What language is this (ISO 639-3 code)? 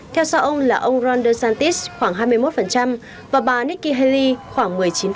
vie